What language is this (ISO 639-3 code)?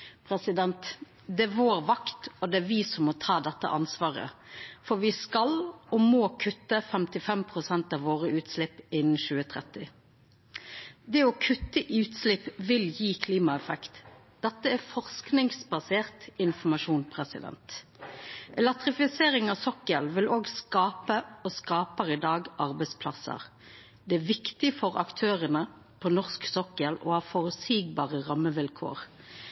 nno